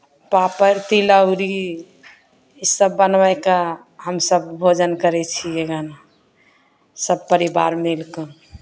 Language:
Maithili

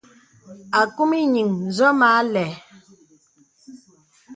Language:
Bebele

